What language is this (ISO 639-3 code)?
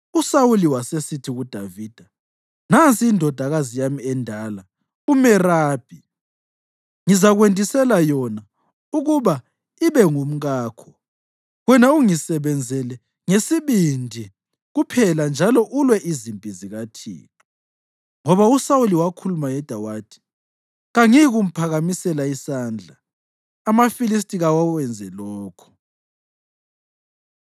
nde